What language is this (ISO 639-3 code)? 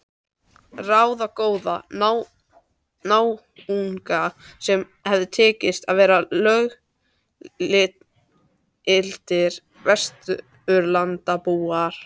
isl